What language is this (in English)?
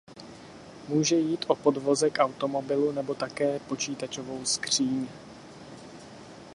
Czech